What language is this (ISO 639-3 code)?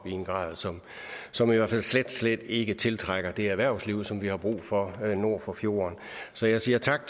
dan